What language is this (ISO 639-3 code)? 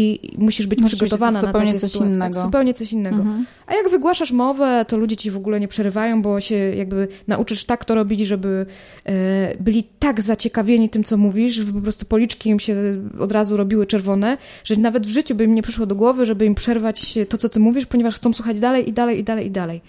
pol